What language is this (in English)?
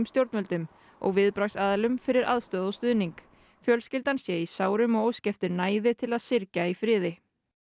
Icelandic